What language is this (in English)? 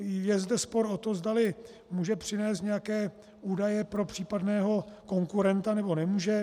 Czech